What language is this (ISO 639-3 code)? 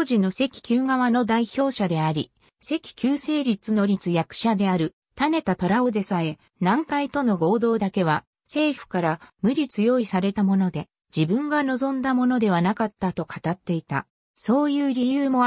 jpn